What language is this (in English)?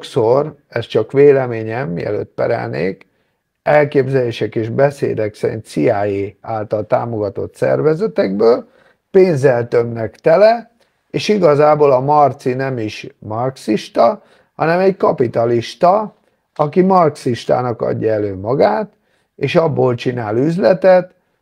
Hungarian